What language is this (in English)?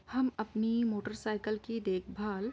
Urdu